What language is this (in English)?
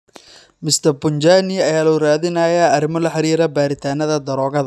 Somali